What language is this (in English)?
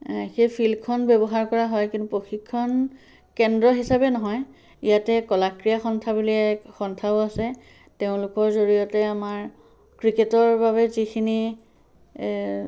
Assamese